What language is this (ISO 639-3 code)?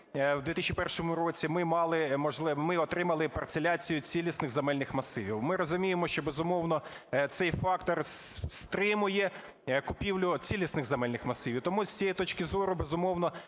ukr